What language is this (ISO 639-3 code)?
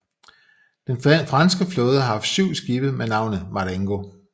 dan